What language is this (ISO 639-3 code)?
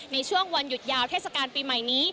tha